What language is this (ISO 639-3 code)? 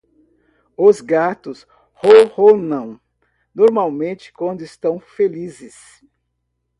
por